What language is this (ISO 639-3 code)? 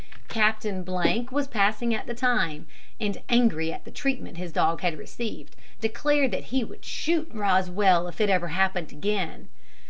eng